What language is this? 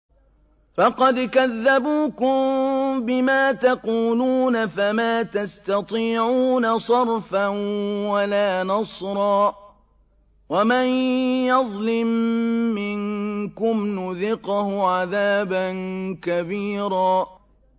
Arabic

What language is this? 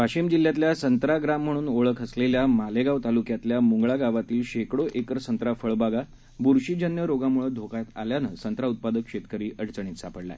Marathi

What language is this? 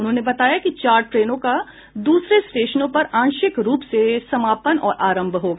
Hindi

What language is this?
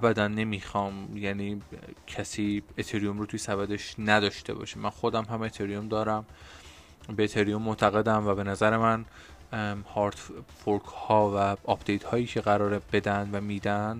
Persian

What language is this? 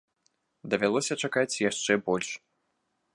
Belarusian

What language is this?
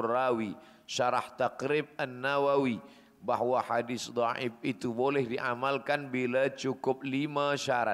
Malay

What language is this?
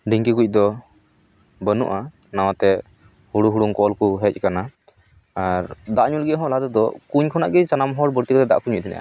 Santali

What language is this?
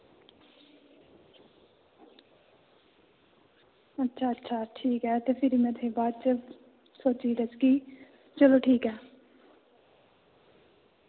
Dogri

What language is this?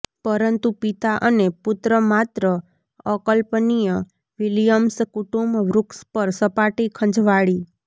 Gujarati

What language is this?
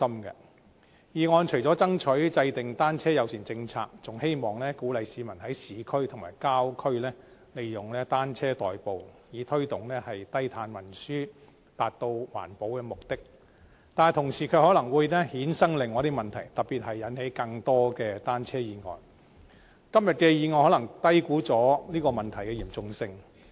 Cantonese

